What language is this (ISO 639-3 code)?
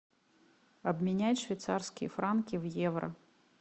rus